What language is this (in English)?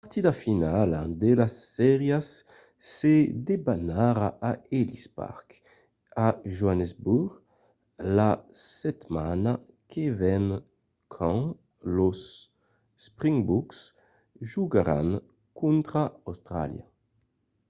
Occitan